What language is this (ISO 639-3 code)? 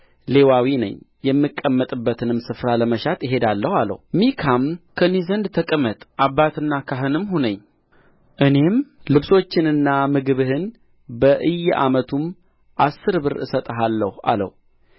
amh